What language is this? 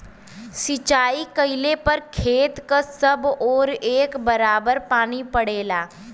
Bhojpuri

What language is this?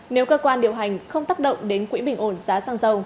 Vietnamese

